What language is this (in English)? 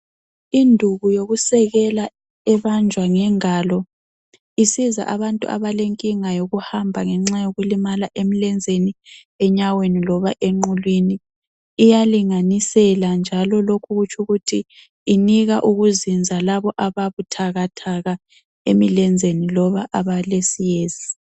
North Ndebele